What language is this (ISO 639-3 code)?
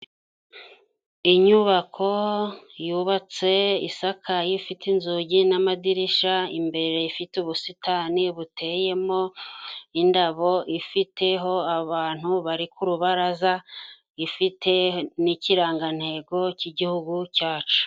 kin